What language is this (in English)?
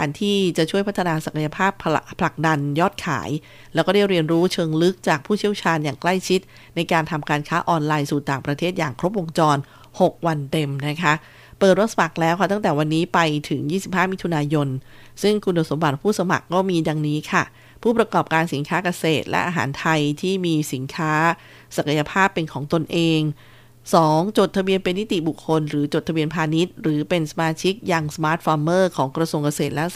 Thai